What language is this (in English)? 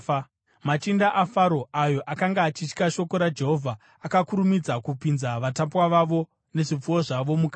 Shona